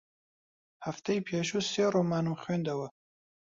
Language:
Central Kurdish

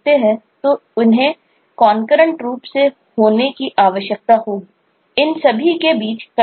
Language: Hindi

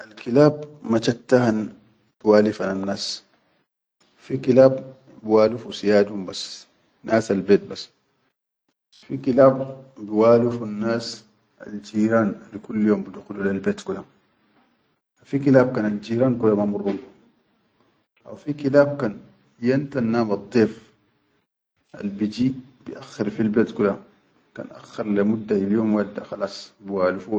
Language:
Chadian Arabic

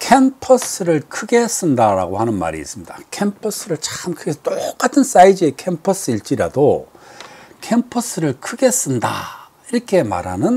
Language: Korean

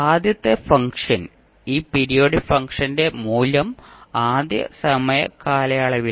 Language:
Malayalam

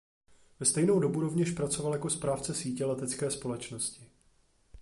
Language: Czech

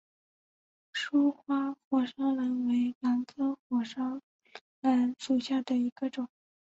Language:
Chinese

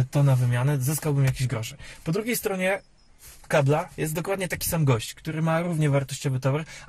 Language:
Polish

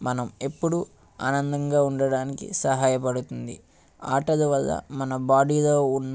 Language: Telugu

